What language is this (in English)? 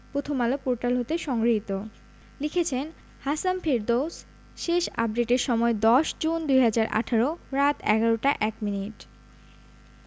Bangla